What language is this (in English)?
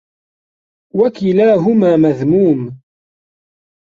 Arabic